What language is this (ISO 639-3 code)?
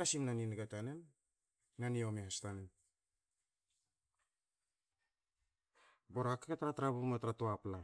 hao